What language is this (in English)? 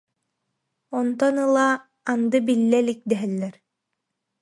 Yakut